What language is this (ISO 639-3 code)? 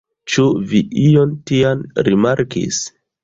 epo